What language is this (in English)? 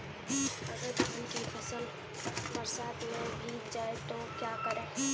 Hindi